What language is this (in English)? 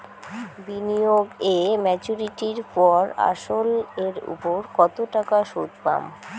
Bangla